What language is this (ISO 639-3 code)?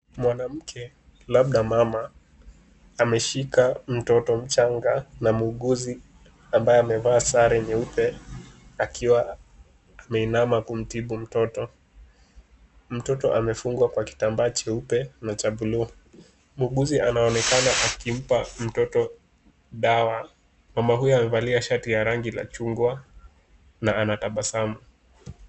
swa